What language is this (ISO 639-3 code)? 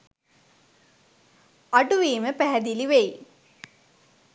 sin